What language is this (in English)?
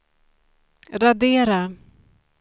Swedish